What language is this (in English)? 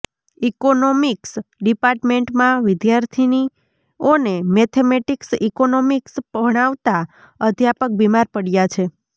Gujarati